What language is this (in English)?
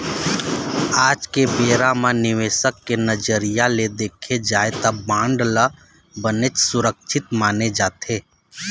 Chhattisgarhi